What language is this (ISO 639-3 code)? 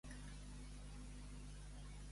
cat